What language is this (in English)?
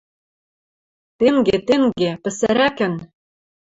Western Mari